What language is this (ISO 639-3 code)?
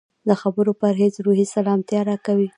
pus